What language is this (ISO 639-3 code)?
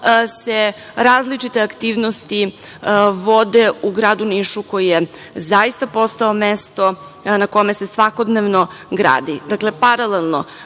srp